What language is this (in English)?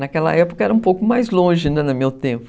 Portuguese